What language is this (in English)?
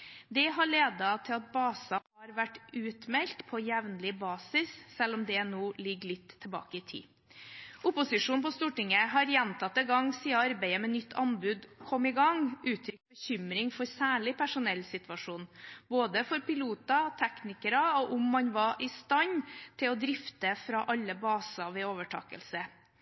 Norwegian Bokmål